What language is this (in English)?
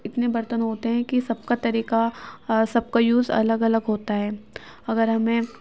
Urdu